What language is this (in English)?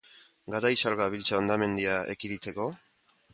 Basque